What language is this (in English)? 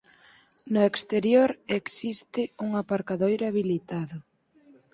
Galician